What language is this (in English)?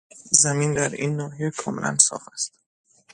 Persian